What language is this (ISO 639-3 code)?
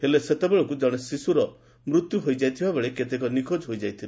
ori